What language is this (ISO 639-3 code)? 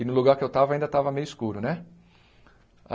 por